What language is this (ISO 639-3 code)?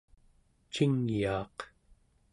esu